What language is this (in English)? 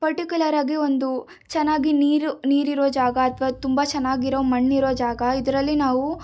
Kannada